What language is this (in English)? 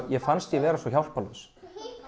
Icelandic